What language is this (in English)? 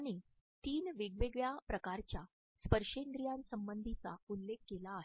Marathi